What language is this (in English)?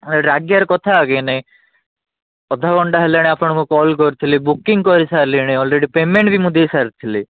Odia